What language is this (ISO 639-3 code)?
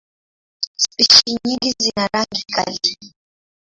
swa